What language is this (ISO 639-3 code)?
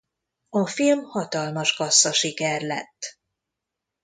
hun